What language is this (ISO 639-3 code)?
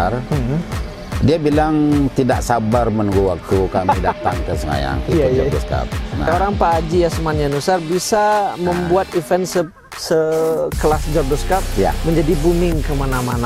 ind